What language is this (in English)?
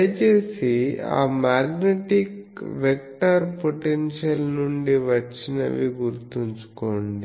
Telugu